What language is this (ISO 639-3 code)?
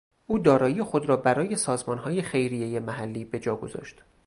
fas